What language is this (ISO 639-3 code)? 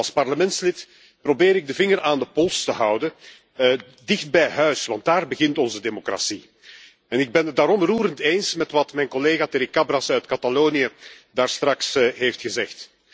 nld